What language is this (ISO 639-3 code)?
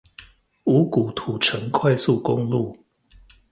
zho